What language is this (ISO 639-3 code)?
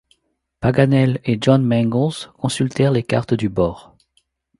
fra